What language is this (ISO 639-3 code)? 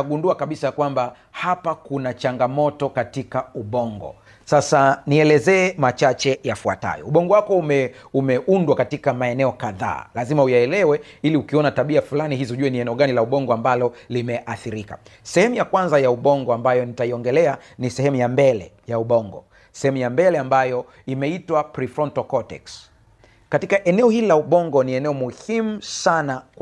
swa